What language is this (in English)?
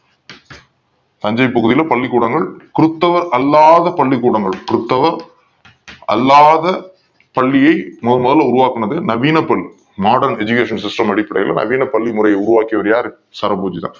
Tamil